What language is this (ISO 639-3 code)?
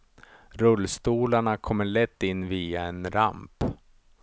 swe